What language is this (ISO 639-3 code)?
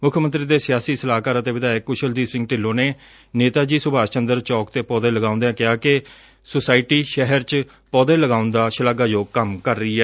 pan